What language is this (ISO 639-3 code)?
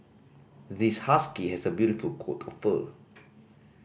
eng